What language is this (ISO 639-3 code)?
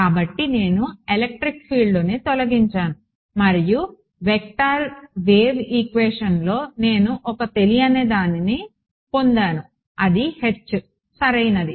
tel